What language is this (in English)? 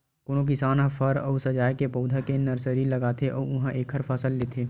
Chhattisgarhi